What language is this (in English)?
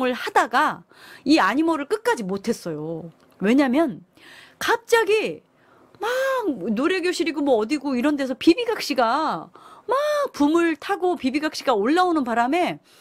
Korean